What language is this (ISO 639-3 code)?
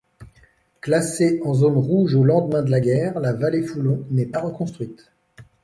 fra